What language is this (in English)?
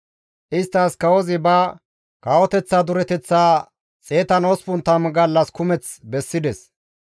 Gamo